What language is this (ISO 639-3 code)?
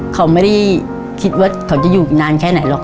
tha